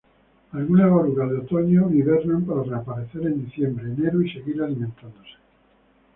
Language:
Spanish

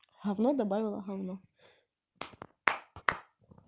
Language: Russian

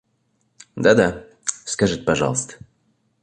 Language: Russian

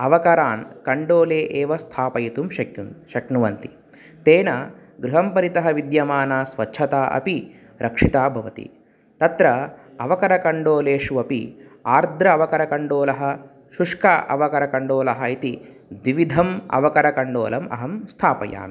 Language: Sanskrit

